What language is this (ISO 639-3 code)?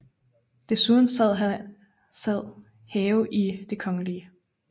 dan